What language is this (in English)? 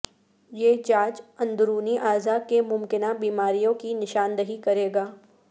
Urdu